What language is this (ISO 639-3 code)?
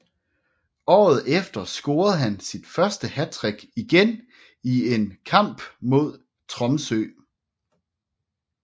dan